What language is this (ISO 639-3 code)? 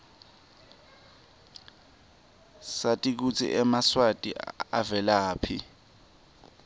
ssw